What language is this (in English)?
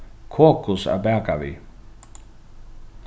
Faroese